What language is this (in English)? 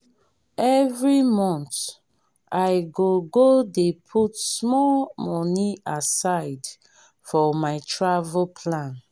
Nigerian Pidgin